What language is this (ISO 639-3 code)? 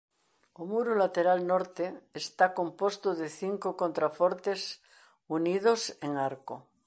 glg